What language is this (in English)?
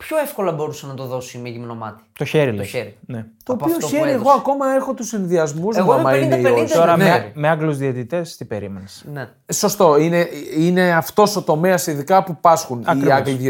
Greek